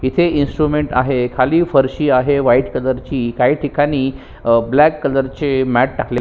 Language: Marathi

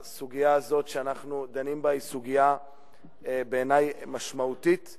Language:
Hebrew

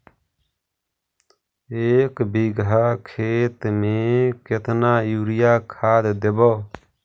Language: Magahi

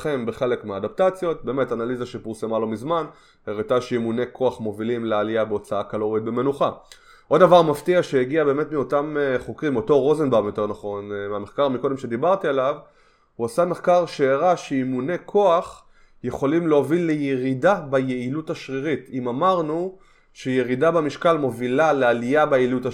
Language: Hebrew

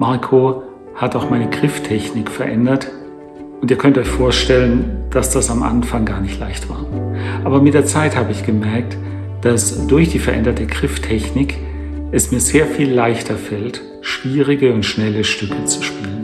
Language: German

